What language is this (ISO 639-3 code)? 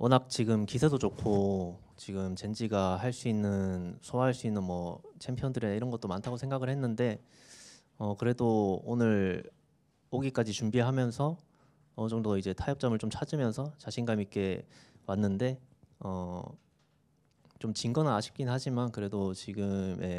kor